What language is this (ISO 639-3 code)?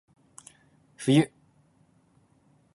jpn